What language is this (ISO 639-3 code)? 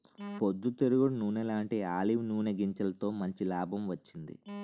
tel